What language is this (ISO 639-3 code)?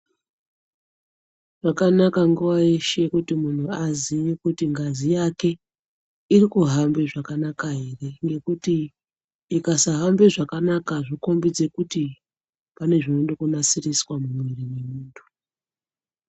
ndc